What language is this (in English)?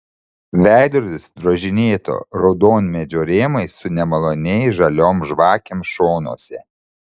Lithuanian